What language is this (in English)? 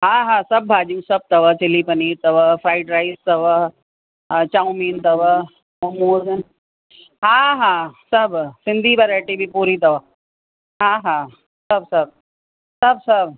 Sindhi